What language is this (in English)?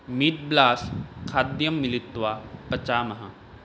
Sanskrit